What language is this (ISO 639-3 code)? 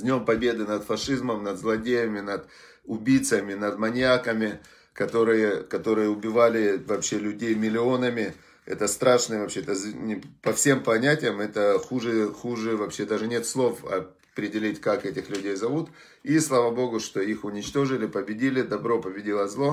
rus